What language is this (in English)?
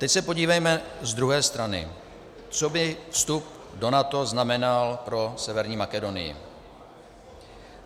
Czech